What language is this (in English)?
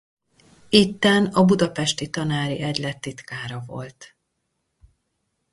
Hungarian